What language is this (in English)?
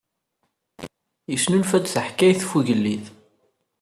Kabyle